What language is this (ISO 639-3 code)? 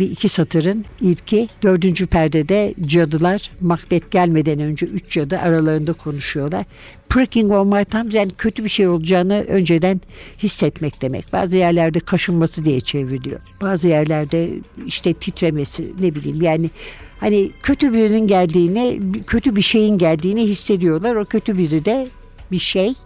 tur